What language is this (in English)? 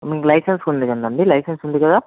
Telugu